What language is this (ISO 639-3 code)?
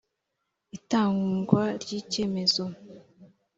kin